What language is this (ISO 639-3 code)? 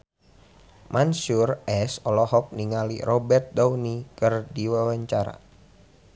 sun